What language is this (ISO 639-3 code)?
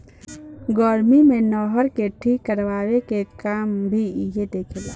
bho